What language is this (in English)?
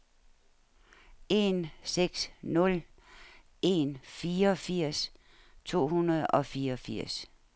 Danish